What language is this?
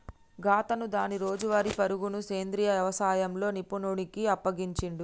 Telugu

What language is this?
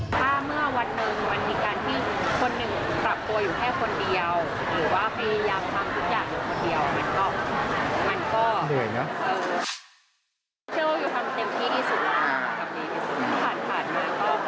Thai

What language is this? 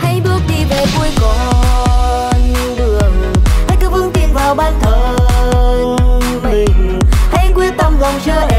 Vietnamese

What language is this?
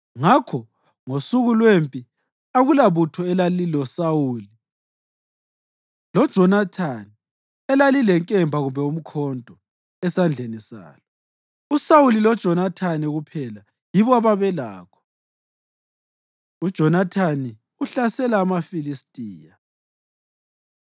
North Ndebele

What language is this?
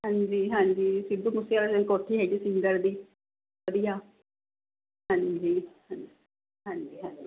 Punjabi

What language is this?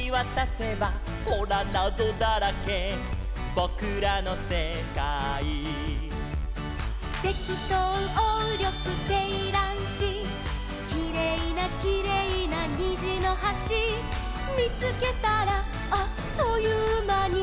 Japanese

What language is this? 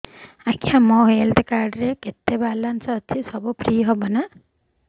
Odia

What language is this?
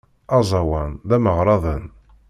Kabyle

